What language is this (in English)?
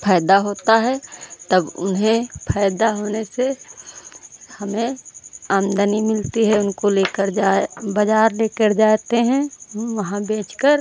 Hindi